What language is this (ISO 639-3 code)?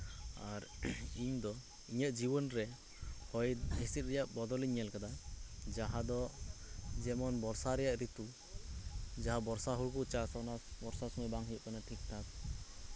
sat